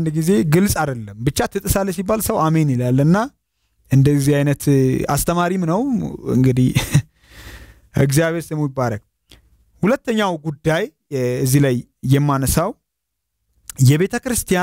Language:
Arabic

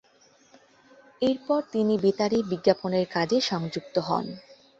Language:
Bangla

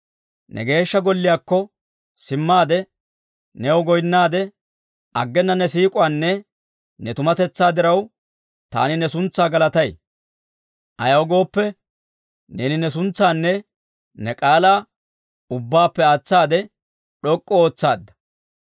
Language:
Dawro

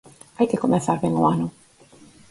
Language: Galician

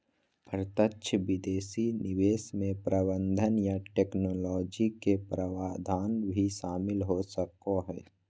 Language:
Magahi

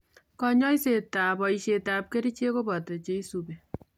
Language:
Kalenjin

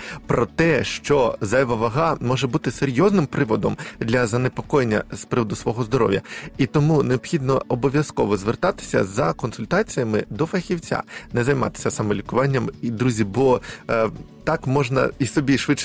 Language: Ukrainian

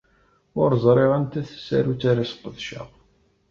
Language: Kabyle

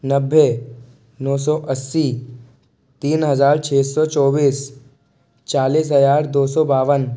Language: Hindi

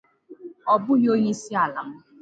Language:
Igbo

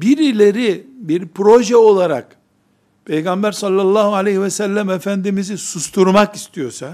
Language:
Turkish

